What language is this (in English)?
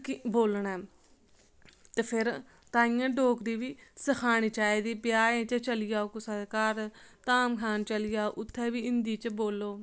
Dogri